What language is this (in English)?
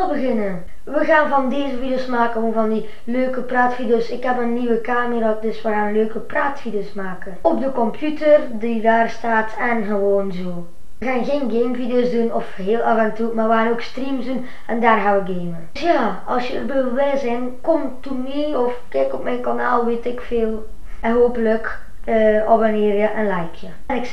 Dutch